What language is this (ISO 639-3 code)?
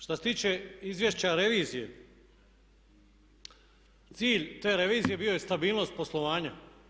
hrv